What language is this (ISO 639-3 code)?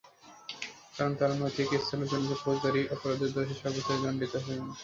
ben